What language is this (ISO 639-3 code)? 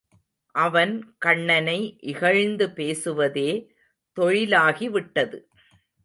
tam